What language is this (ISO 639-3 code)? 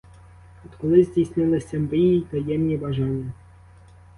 ukr